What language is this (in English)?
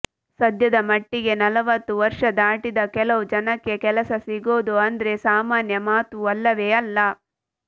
Kannada